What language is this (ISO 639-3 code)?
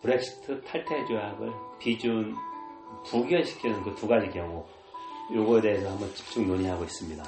kor